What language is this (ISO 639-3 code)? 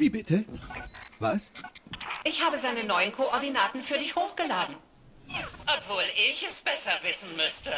deu